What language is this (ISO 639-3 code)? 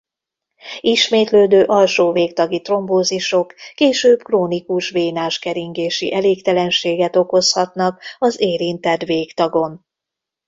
hun